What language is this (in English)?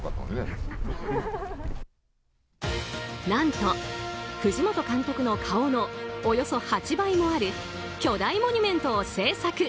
Japanese